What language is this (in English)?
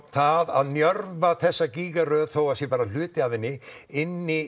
Icelandic